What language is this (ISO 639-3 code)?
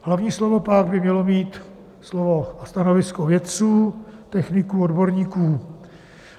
ces